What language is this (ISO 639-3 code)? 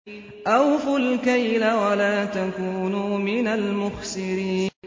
ara